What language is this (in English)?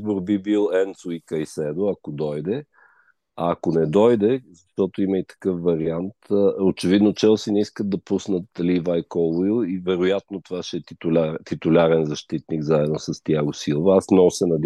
Bulgarian